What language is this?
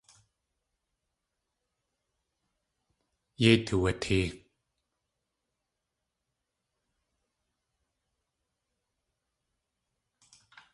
Tlingit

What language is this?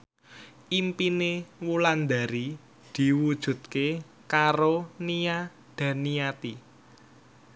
Javanese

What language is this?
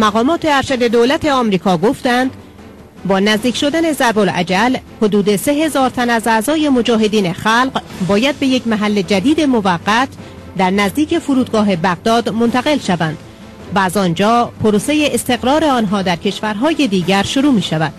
Persian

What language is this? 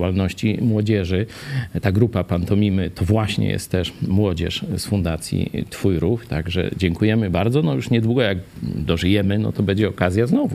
Polish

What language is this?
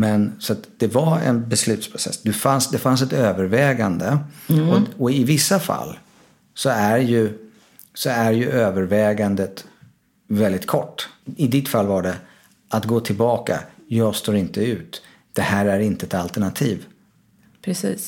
Swedish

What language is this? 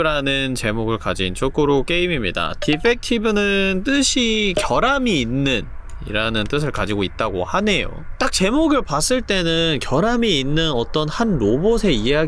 Korean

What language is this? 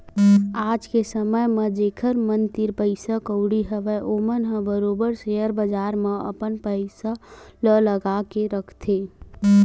Chhattisgarhi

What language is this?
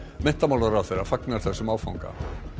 Icelandic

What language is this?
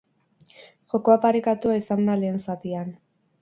Basque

